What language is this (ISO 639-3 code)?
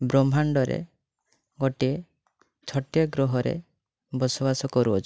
ori